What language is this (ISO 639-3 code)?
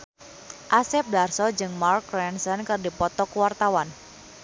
sun